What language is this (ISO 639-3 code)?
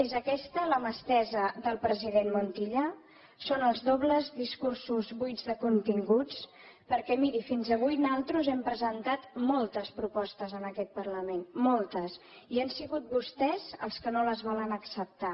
cat